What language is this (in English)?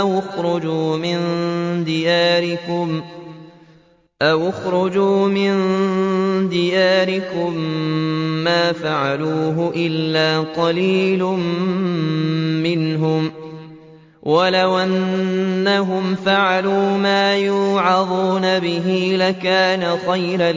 Arabic